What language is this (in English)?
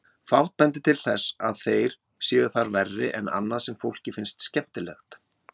Icelandic